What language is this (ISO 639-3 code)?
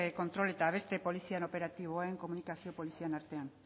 eus